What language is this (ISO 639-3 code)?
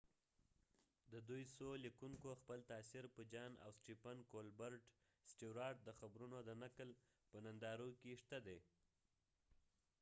pus